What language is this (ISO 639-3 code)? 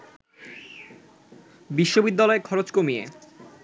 ben